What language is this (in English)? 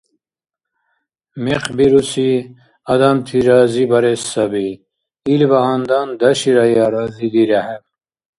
Dargwa